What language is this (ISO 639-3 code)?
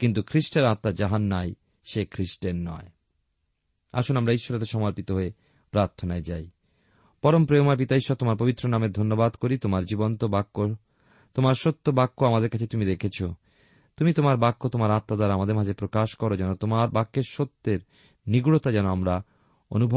ben